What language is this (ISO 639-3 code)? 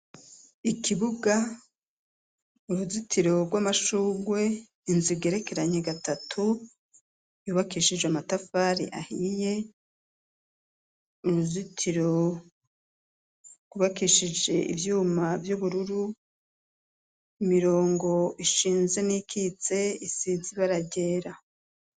run